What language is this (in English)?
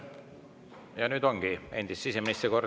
Estonian